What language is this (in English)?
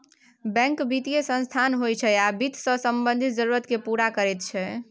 Maithili